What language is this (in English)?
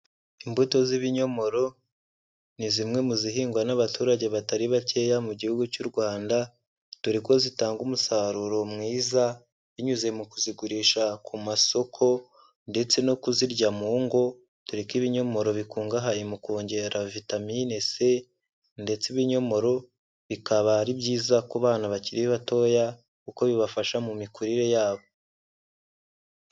Kinyarwanda